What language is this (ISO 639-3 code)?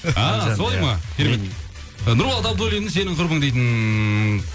kaz